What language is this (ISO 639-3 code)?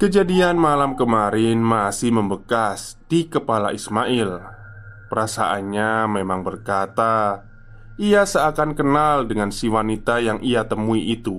ind